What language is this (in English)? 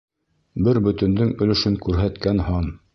Bashkir